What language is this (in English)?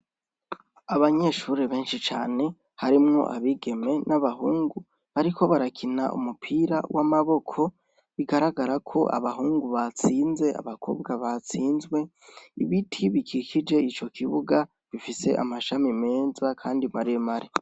Rundi